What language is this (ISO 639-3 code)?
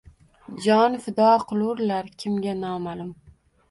uzb